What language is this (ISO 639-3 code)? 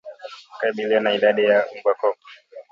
swa